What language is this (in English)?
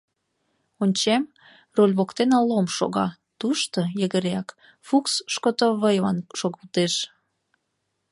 Mari